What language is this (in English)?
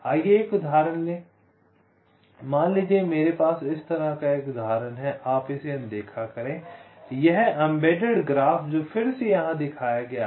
Hindi